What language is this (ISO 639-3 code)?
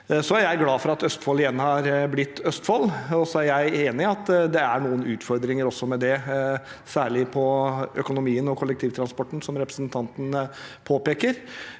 nor